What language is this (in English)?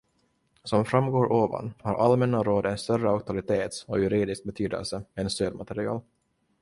Swedish